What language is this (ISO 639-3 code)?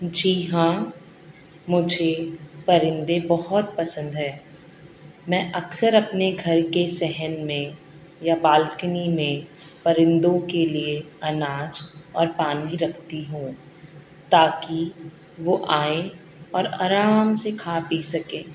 urd